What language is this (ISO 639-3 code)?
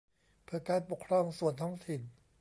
tha